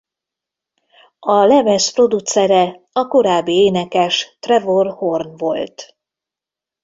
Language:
Hungarian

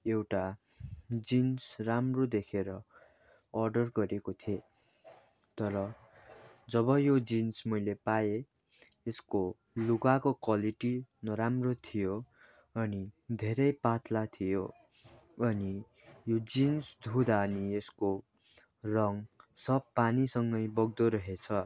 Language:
Nepali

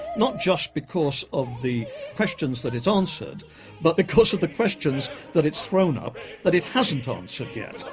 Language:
English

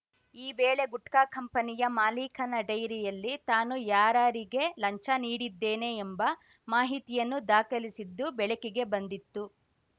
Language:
Kannada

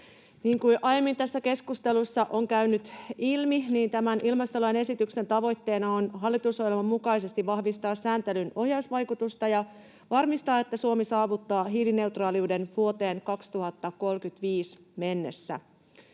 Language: Finnish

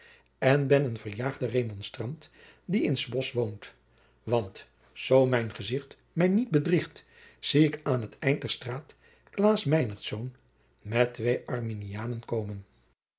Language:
Dutch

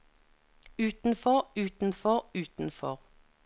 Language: Norwegian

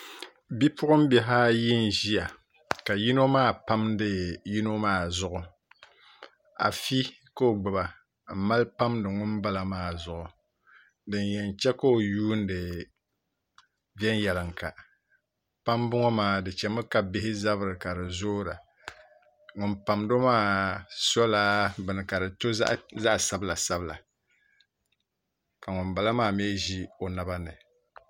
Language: Dagbani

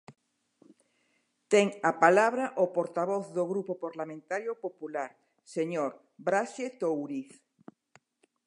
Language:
Galician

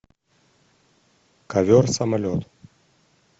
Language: Russian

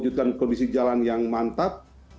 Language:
Indonesian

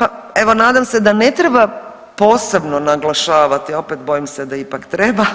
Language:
Croatian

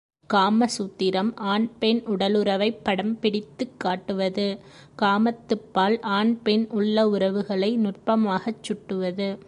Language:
Tamil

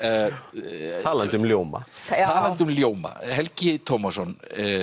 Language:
Icelandic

